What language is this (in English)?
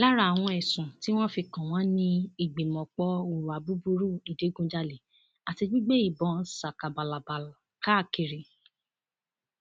Yoruba